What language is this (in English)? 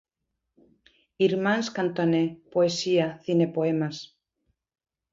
Galician